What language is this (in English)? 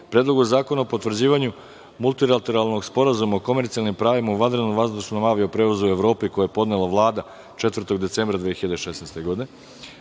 Serbian